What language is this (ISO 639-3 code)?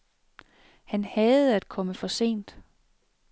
dan